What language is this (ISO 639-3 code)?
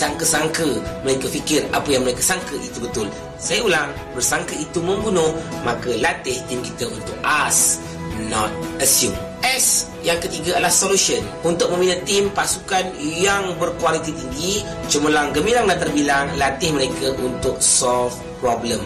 msa